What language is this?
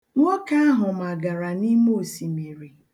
Igbo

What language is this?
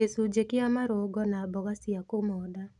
Kikuyu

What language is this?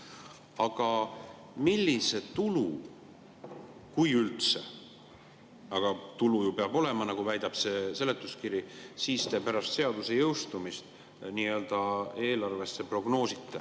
Estonian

